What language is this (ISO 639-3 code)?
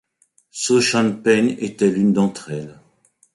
fra